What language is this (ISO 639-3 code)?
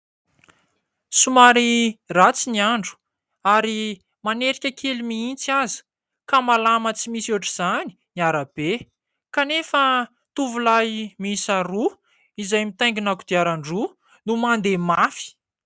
mlg